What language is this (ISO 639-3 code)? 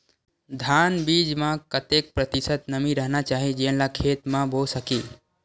hne